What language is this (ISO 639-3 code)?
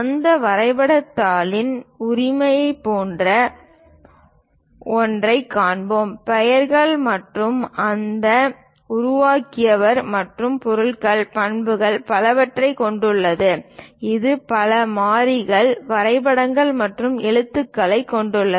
tam